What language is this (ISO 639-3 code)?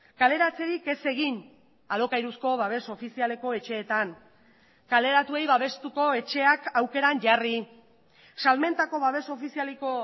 eus